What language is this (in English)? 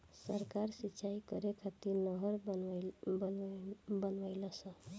Bhojpuri